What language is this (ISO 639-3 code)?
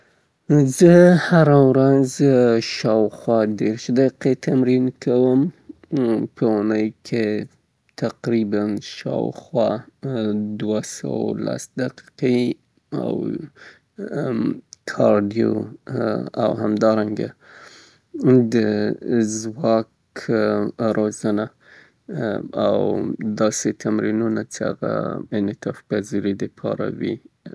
pbt